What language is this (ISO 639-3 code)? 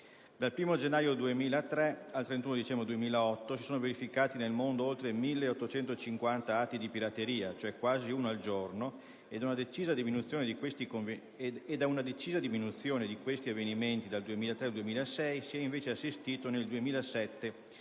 ita